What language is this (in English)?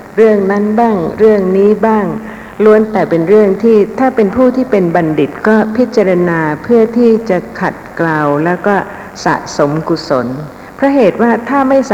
Thai